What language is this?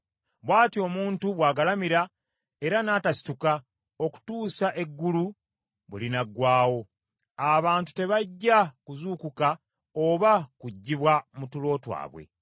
Ganda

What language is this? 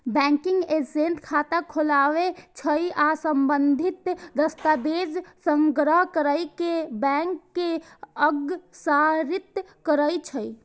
Maithili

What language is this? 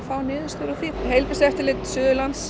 Icelandic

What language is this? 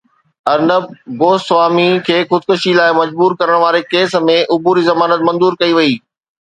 Sindhi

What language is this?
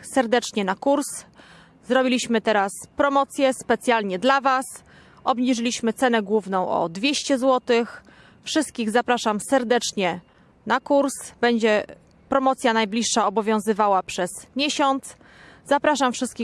Polish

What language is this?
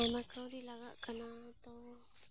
Santali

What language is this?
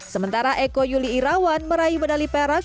Indonesian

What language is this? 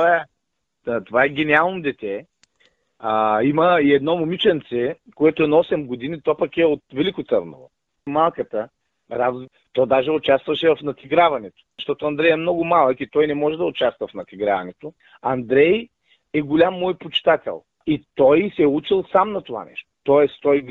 Bulgarian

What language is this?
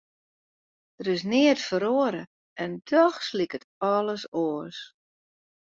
Western Frisian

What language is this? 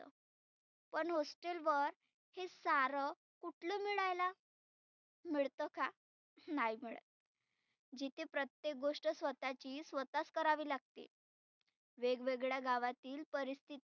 Marathi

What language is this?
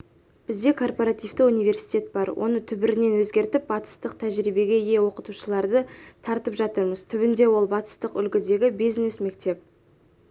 Kazakh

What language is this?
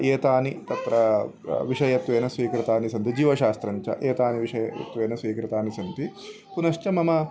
Sanskrit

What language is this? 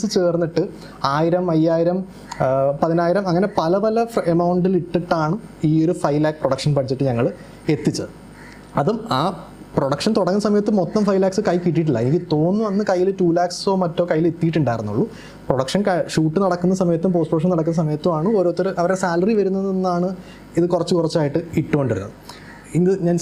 Malayalam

